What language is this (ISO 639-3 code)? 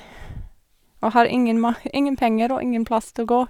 nor